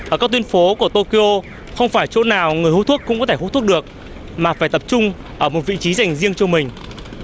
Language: Vietnamese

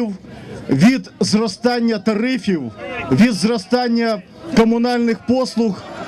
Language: Ukrainian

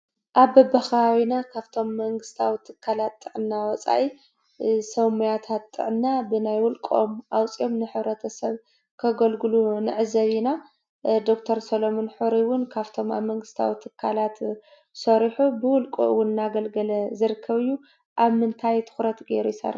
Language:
Tigrinya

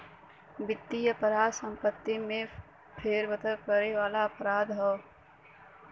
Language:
Bhojpuri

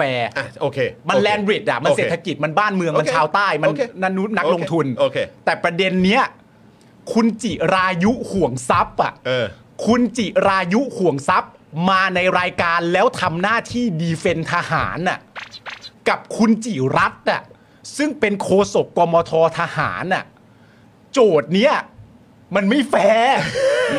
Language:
Thai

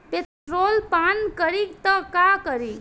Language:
Bhojpuri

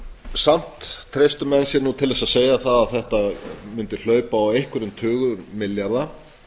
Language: Icelandic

